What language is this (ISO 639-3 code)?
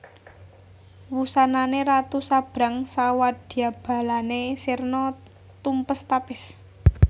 jav